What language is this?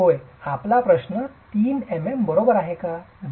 Marathi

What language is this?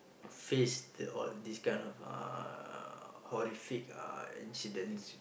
English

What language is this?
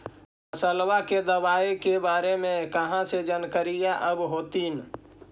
Magahi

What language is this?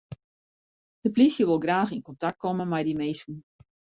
Western Frisian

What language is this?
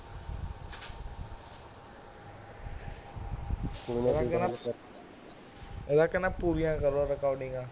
Punjabi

